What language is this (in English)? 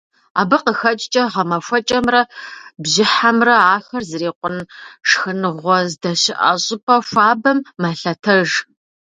Kabardian